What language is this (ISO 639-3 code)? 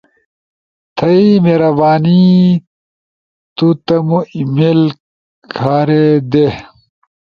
ush